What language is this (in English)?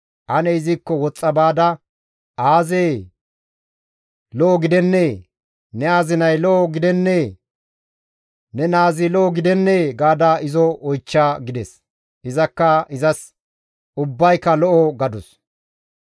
Gamo